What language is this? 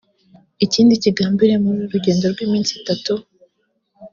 Kinyarwanda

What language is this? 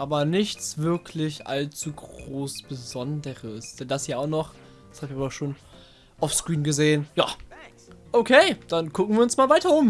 German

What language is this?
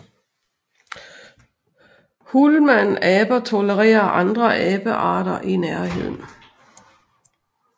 Danish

